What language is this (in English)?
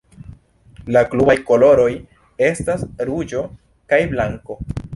Esperanto